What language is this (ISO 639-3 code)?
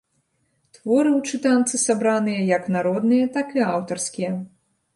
bel